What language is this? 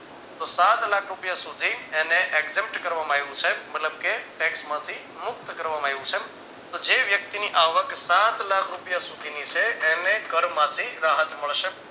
Gujarati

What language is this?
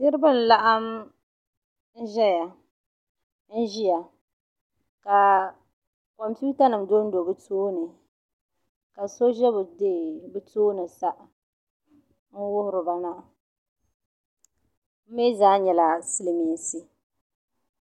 Dagbani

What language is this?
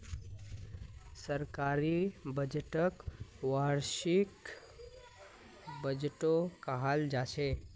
Magahi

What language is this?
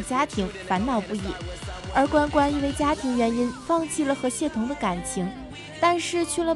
Chinese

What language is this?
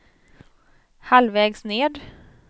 Swedish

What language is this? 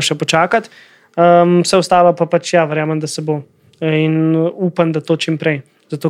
Slovak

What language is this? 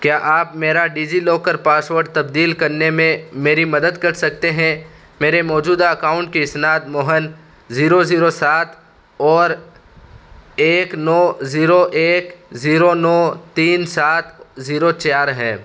Urdu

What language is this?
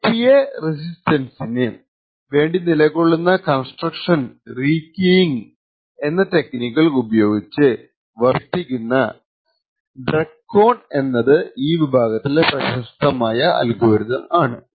Malayalam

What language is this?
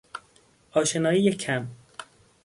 Persian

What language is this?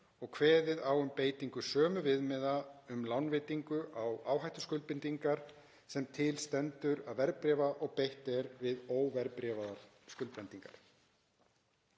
Icelandic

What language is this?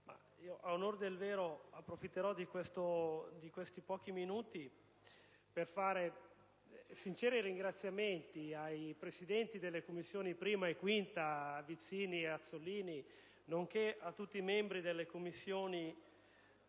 Italian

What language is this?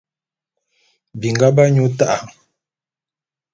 Bulu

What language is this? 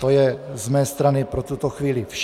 Czech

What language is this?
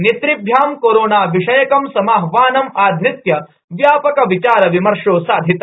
Sanskrit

